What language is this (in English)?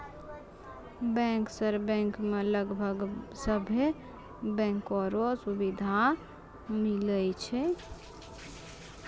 Maithili